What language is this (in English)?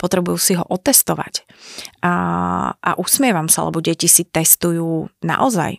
Slovak